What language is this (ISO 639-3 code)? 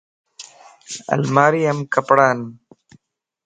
lss